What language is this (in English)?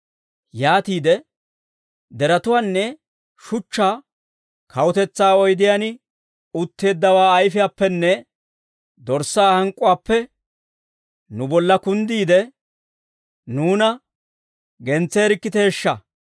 Dawro